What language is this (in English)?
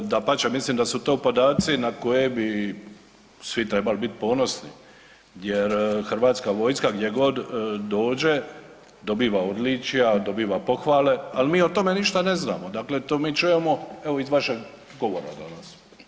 Croatian